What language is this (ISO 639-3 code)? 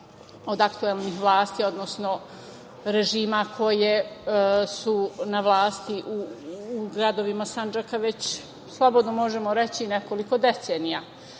srp